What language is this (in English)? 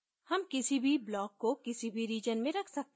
Hindi